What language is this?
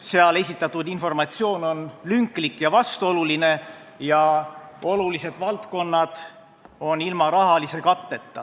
Estonian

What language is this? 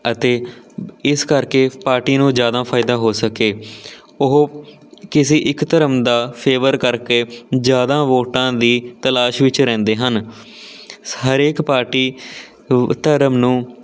Punjabi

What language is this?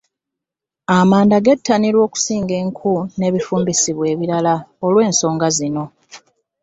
Ganda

